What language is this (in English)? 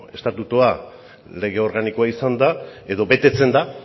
Basque